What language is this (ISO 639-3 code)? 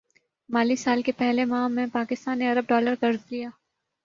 urd